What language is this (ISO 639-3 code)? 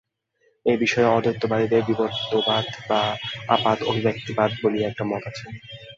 ben